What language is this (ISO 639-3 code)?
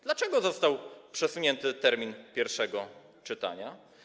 pol